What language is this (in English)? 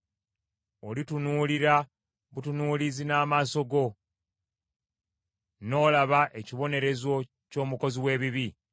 Ganda